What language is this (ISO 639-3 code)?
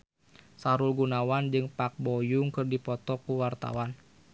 sun